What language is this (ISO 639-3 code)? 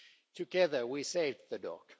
eng